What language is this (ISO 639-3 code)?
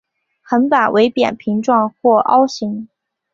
zho